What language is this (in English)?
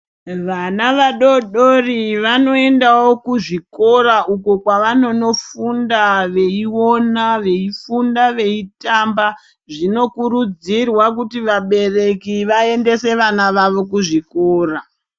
Ndau